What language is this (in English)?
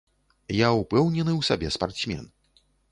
Belarusian